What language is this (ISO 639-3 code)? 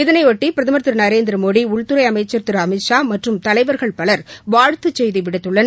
tam